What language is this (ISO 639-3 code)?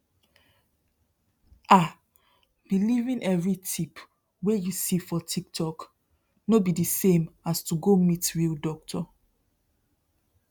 pcm